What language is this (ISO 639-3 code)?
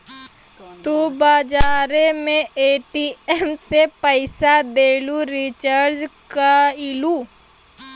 bho